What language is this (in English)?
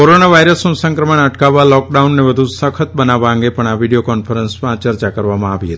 Gujarati